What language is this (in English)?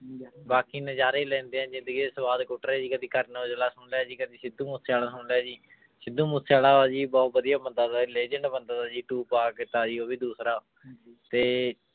Punjabi